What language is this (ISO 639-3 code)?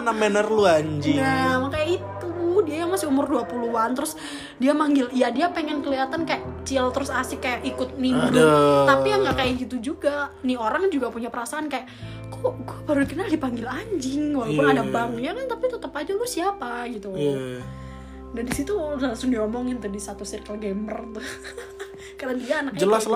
ind